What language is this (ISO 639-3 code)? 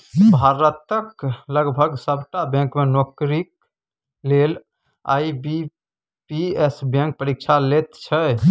mai